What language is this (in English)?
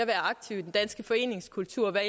Danish